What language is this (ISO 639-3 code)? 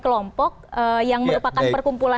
ind